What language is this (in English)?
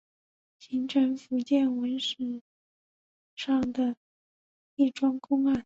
Chinese